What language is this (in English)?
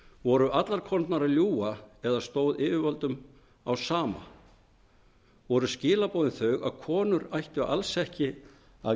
Icelandic